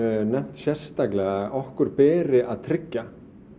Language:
Icelandic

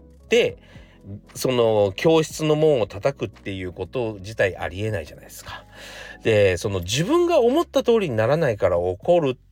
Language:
Japanese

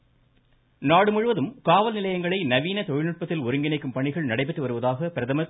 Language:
Tamil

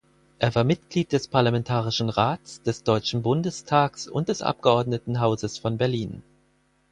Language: German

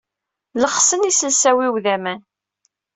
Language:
Kabyle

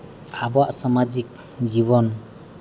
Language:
Santali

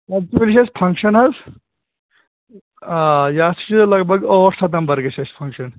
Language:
Kashmiri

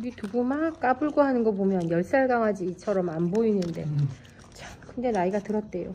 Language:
Korean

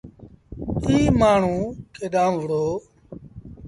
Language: Sindhi Bhil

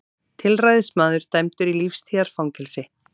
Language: Icelandic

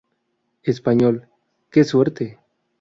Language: Spanish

